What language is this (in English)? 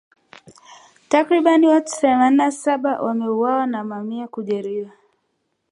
Swahili